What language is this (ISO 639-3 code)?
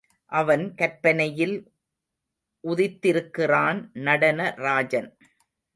tam